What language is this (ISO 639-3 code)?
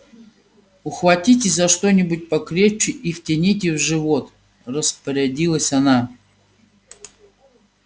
rus